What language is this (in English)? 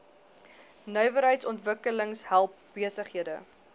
Afrikaans